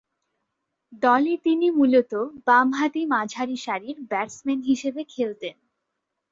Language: Bangla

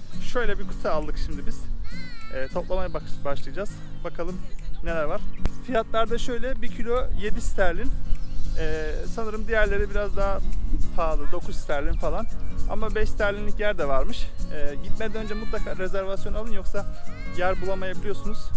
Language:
Turkish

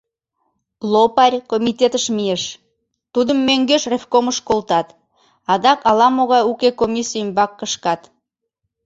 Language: Mari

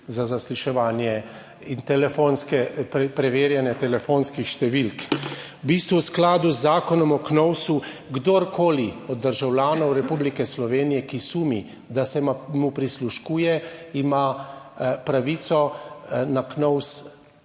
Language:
Slovenian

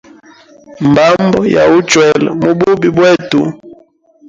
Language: Hemba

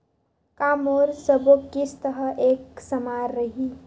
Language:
Chhattisgarhi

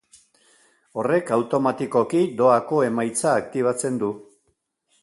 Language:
Basque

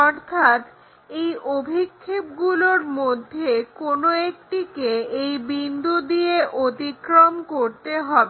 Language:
Bangla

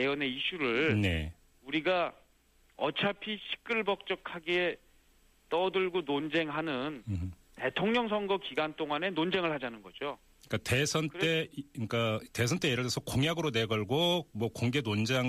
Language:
Korean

